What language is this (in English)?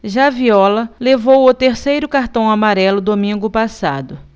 Portuguese